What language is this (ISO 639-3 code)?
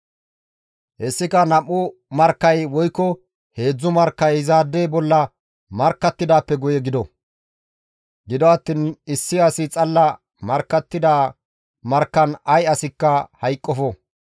gmv